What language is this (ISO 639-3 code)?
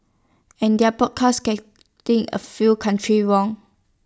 eng